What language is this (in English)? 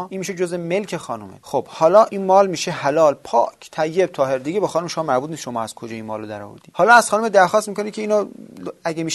Persian